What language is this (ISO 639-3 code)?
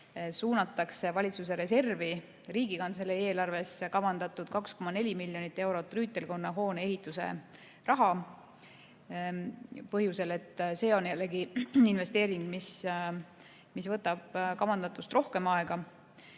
est